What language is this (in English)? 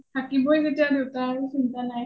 Assamese